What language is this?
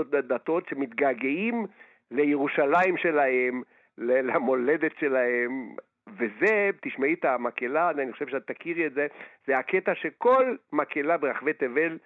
Hebrew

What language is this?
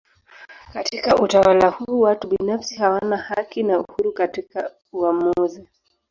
Swahili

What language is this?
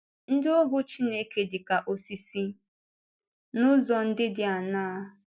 Igbo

